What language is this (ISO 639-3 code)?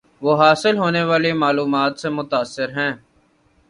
urd